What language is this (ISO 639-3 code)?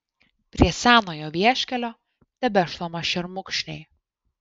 lit